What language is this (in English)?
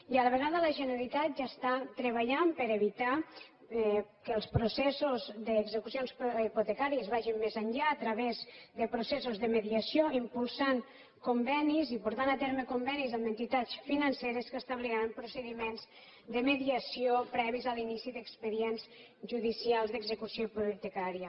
Catalan